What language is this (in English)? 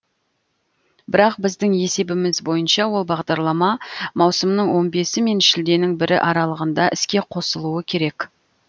Kazakh